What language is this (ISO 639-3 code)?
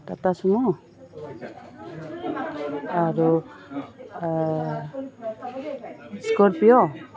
asm